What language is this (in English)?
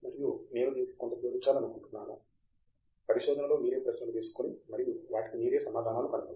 Telugu